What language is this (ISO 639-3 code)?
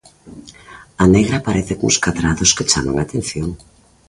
glg